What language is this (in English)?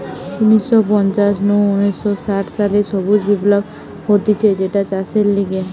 Bangla